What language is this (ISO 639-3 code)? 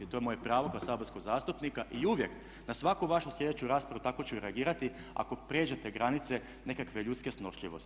hrv